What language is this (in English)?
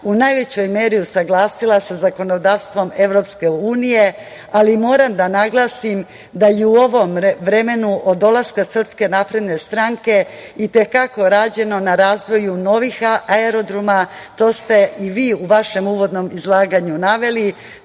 Serbian